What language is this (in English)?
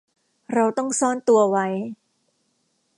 Thai